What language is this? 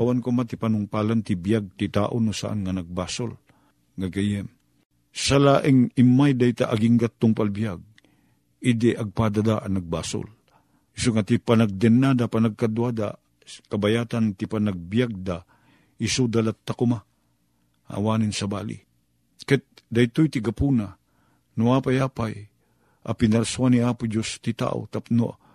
Filipino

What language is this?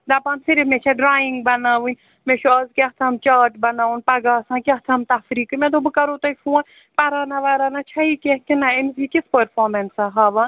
Kashmiri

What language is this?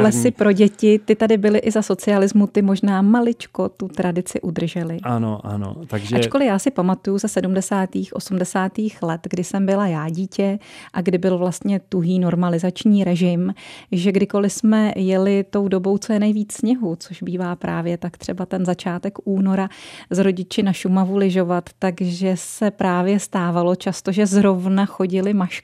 Czech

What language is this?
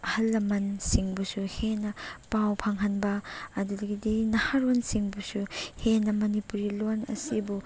Manipuri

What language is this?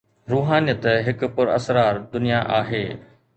Sindhi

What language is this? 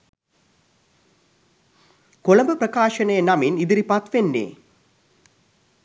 Sinhala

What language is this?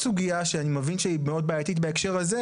Hebrew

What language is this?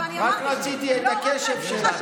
Hebrew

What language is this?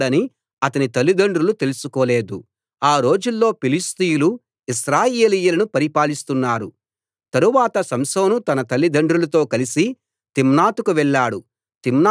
Telugu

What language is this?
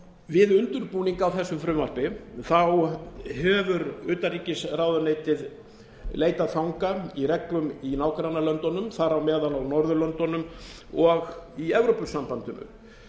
Icelandic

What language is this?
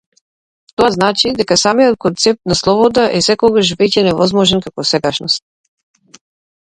Macedonian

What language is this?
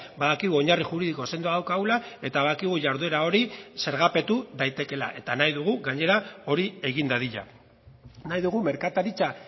Basque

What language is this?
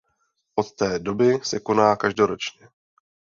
Czech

